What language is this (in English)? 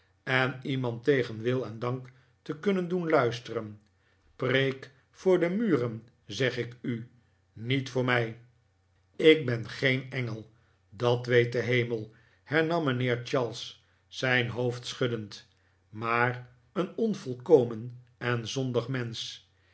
Dutch